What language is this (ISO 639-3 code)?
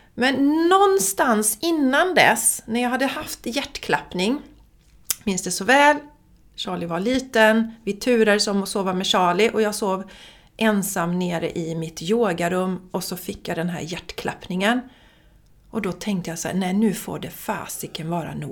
swe